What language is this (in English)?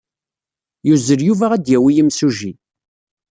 Kabyle